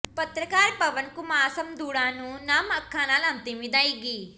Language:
Punjabi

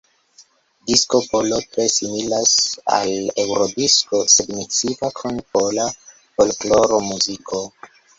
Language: Esperanto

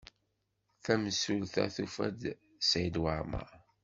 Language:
Kabyle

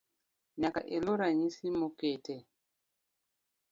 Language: Luo (Kenya and Tanzania)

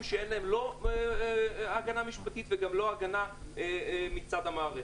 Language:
Hebrew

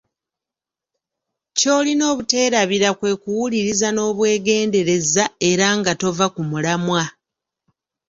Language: Ganda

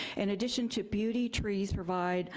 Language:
English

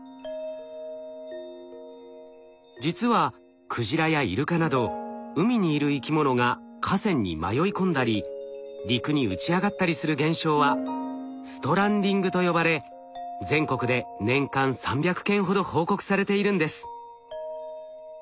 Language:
Japanese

